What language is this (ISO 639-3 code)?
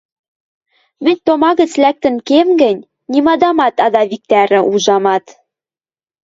mrj